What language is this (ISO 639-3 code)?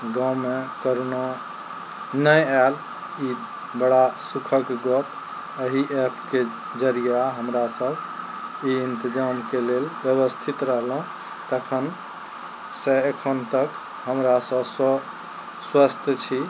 mai